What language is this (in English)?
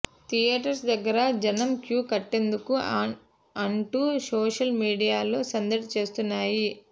Telugu